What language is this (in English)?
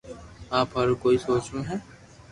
Loarki